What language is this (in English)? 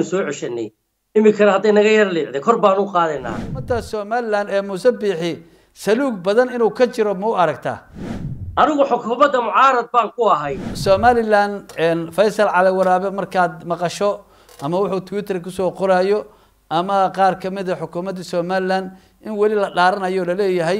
Arabic